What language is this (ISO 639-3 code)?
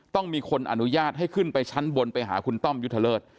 tha